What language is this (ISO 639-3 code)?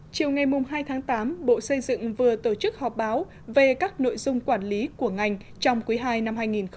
vie